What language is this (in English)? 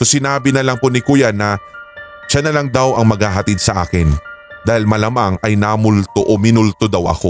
Filipino